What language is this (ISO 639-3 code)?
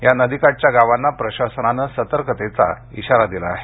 mar